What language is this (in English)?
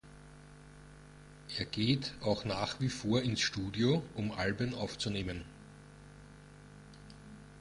German